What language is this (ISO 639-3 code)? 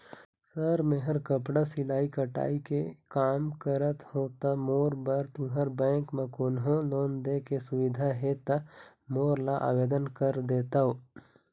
hne